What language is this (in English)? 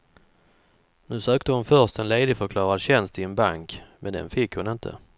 Swedish